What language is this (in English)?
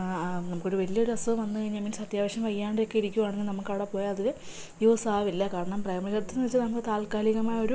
Malayalam